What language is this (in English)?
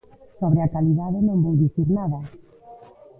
Galician